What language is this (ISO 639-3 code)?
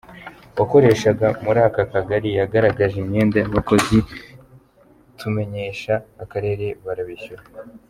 kin